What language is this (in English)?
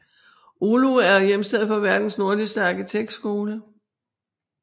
Danish